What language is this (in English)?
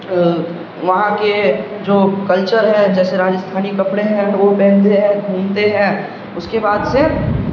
Urdu